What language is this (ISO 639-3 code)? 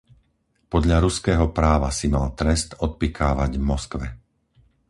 slk